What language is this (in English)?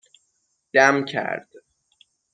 Persian